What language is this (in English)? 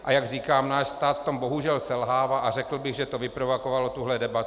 Czech